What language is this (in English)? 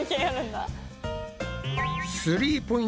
Japanese